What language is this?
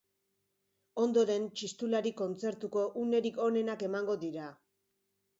Basque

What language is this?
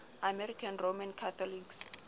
Southern Sotho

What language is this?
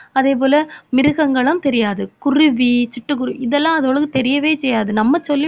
Tamil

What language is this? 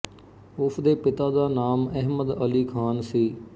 Punjabi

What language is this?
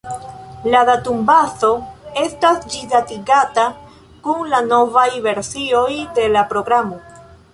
Esperanto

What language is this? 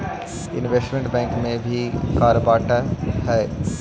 Magahi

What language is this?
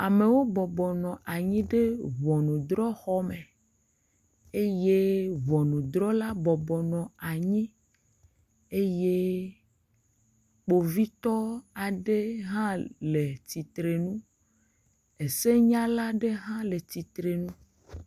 Ewe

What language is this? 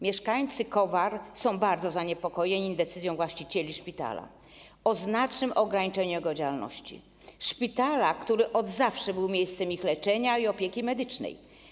Polish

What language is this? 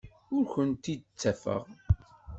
Kabyle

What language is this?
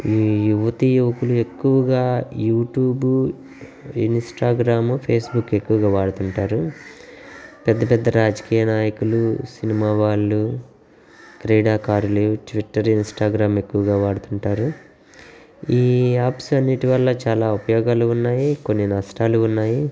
Telugu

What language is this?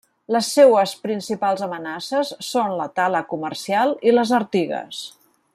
Catalan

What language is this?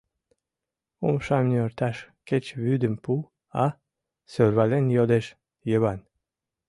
Mari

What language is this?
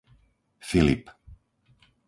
Slovak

